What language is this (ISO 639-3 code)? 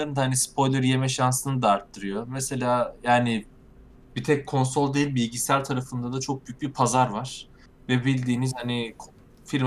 tur